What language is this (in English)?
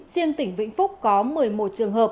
Vietnamese